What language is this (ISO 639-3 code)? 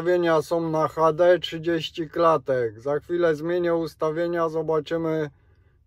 pol